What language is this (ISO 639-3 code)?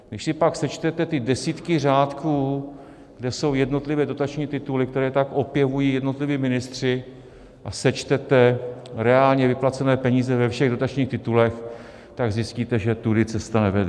ces